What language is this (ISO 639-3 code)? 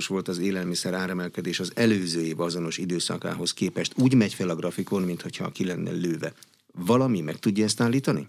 hun